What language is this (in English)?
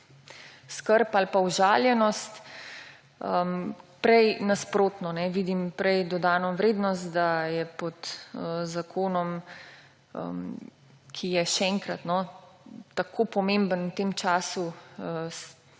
Slovenian